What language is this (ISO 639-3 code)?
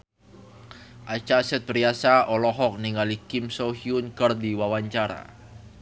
sun